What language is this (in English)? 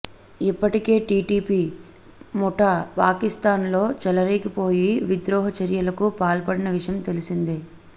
Telugu